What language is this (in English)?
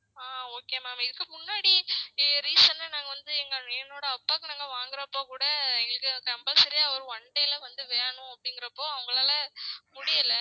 Tamil